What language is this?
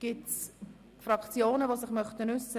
Swiss German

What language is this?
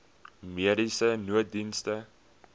Afrikaans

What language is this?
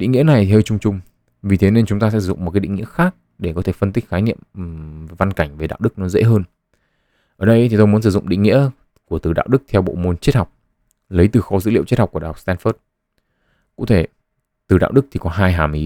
Vietnamese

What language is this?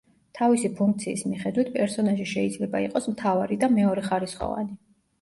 Georgian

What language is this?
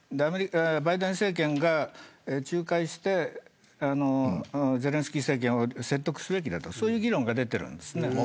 Japanese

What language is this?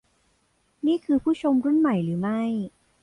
Thai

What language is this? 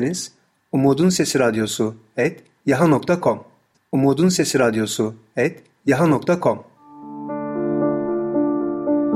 Turkish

